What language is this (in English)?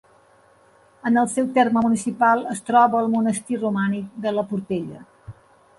Catalan